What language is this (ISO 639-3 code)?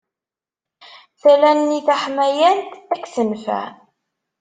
kab